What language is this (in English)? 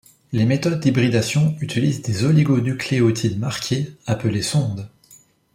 French